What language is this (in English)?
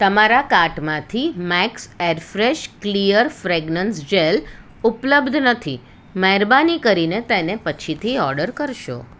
Gujarati